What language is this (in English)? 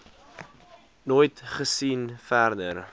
Afrikaans